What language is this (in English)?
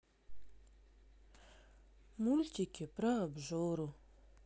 Russian